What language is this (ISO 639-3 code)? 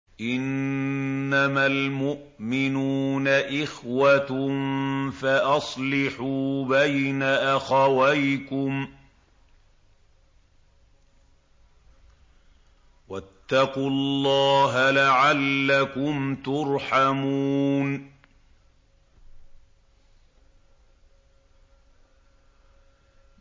ara